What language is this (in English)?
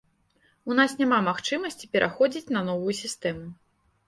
Belarusian